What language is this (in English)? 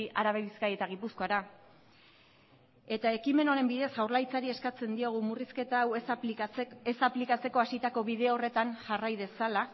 Basque